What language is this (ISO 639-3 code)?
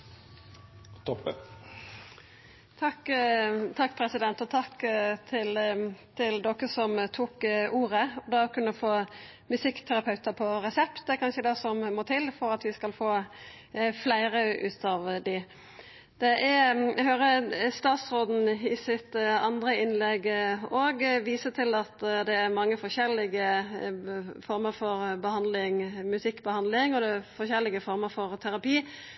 nor